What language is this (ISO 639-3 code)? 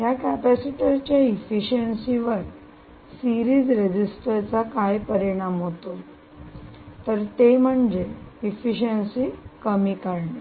mar